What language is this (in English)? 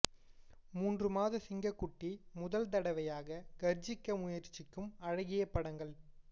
Tamil